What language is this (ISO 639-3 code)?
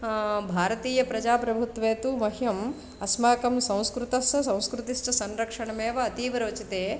san